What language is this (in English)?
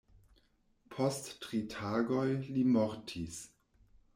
Esperanto